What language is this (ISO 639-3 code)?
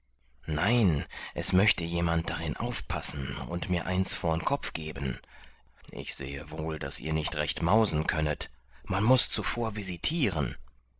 deu